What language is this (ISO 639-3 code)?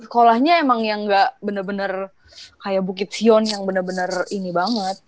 ind